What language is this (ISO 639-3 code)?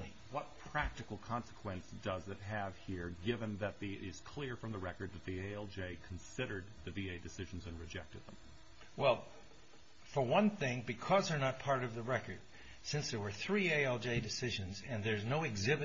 eng